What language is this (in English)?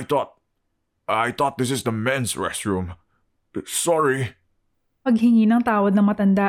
Filipino